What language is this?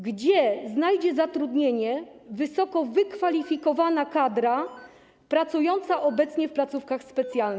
Polish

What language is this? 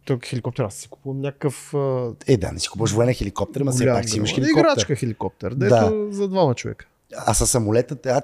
Bulgarian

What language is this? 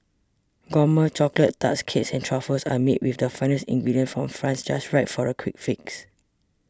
English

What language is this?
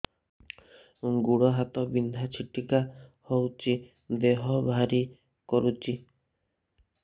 Odia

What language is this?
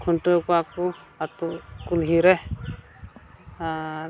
Santali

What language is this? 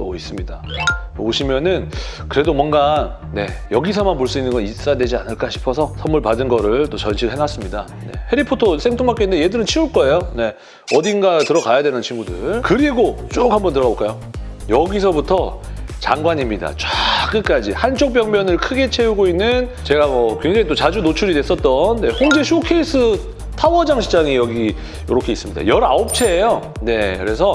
Korean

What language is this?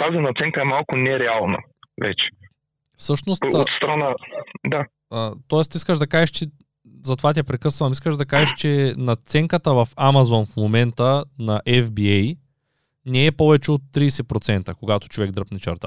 Bulgarian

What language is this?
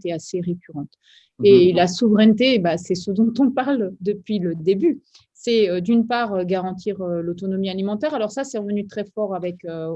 French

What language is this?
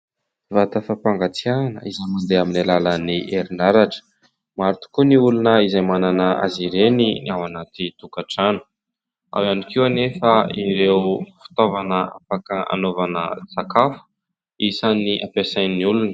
Malagasy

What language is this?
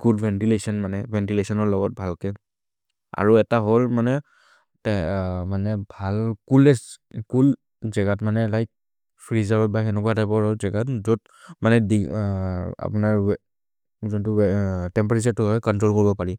Maria (India)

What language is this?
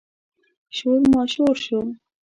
Pashto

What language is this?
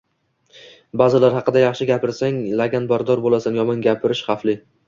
Uzbek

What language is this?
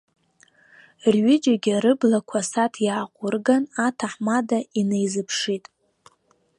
Abkhazian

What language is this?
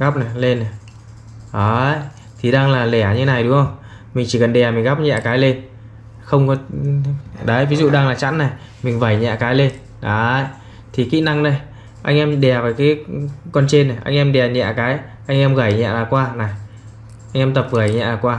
Vietnamese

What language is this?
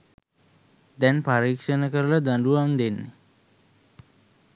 Sinhala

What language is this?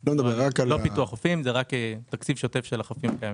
Hebrew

